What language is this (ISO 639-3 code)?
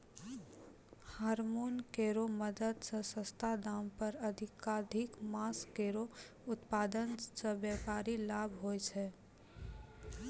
mai